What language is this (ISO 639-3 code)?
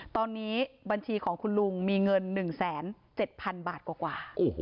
tha